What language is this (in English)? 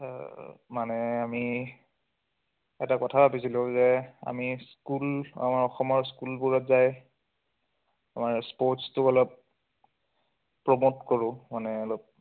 Assamese